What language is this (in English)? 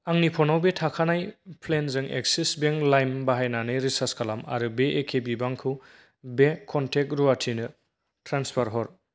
Bodo